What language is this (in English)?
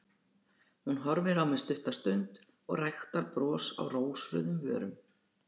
Icelandic